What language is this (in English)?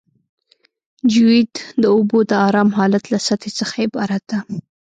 Pashto